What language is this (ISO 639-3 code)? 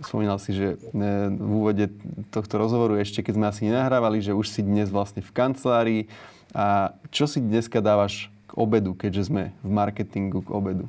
slk